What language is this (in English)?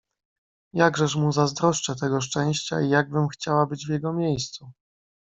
Polish